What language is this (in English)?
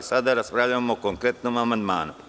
Serbian